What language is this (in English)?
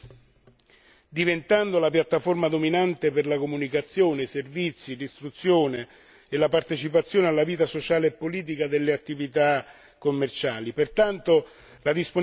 Italian